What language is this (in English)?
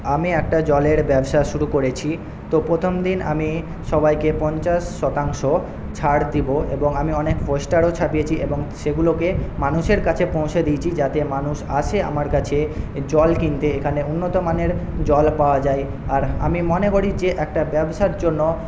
Bangla